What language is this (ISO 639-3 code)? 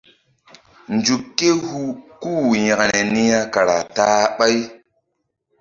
mdd